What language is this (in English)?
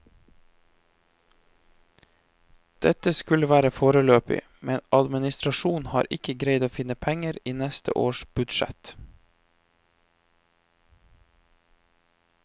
Norwegian